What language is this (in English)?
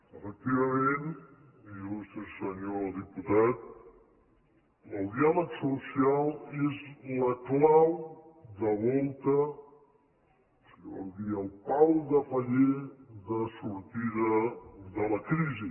Catalan